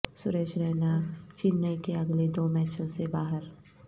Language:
Urdu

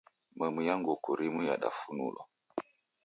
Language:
Taita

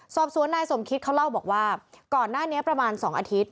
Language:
Thai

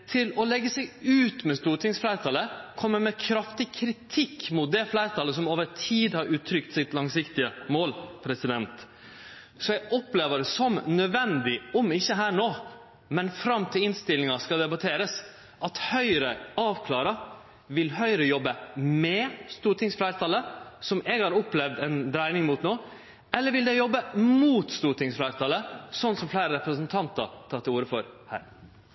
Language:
Norwegian Nynorsk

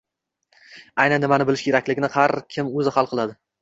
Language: Uzbek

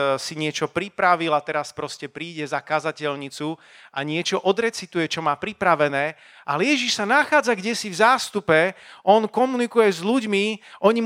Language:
Slovak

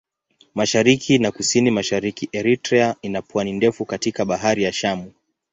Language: Swahili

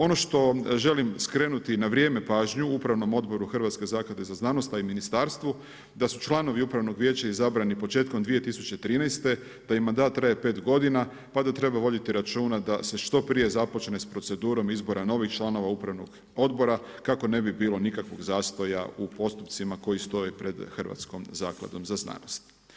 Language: Croatian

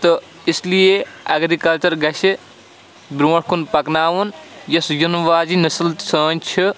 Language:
Kashmiri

